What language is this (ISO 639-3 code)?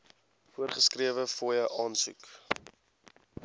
afr